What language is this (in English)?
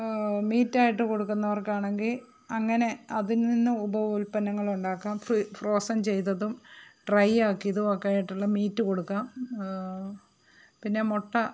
Malayalam